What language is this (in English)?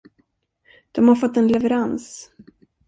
Swedish